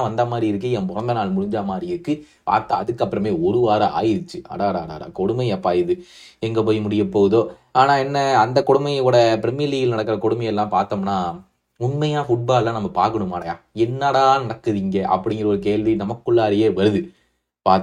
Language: Tamil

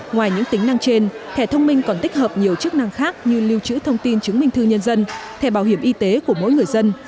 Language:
Vietnamese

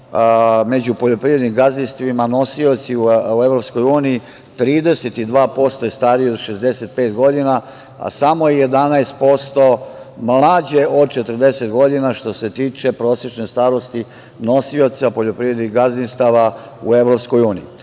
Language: Serbian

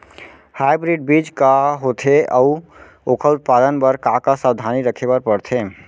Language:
Chhattisgarhi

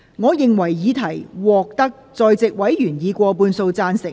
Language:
Cantonese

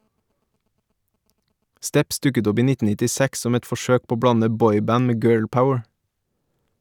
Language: Norwegian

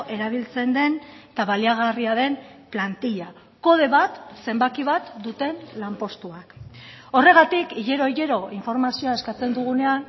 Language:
Basque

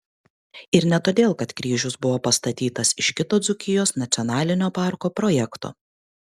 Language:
Lithuanian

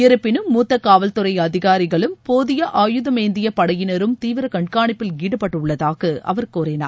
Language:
Tamil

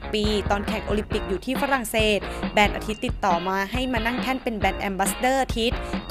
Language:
Thai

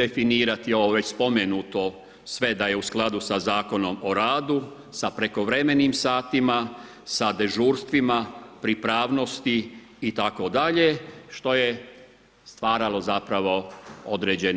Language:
Croatian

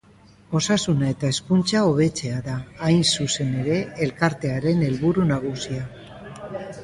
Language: Basque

